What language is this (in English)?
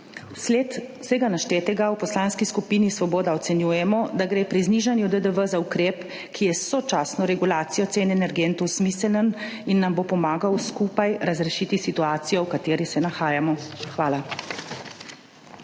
Slovenian